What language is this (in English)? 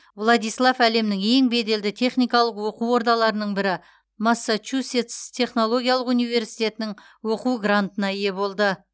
Kazakh